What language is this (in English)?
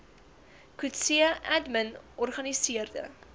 Afrikaans